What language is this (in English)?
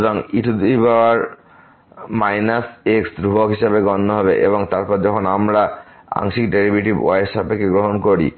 Bangla